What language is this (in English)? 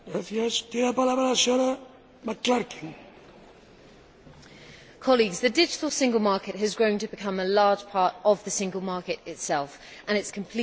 English